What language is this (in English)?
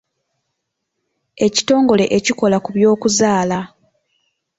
Ganda